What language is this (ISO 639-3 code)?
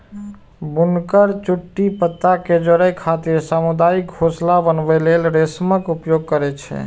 mai